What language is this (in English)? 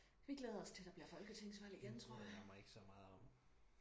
Danish